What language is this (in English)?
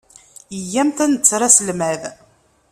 Kabyle